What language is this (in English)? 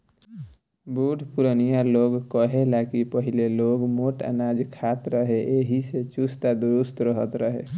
Bhojpuri